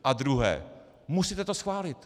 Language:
Czech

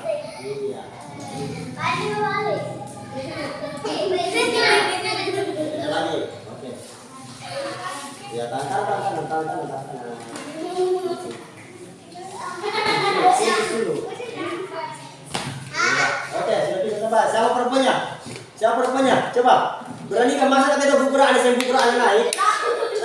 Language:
Indonesian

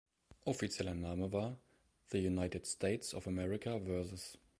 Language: German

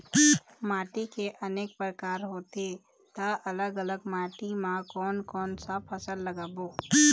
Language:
Chhattisgarhi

